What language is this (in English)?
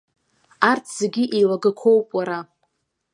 Abkhazian